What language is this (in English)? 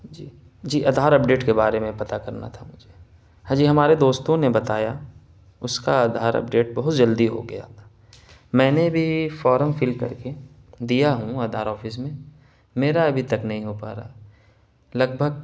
Urdu